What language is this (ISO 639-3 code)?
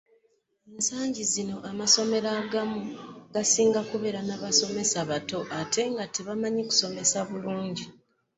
lug